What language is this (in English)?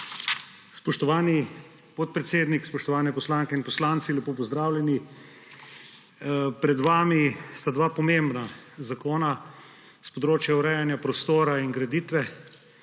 Slovenian